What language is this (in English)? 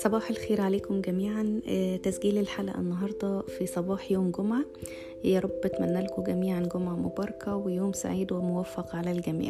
Arabic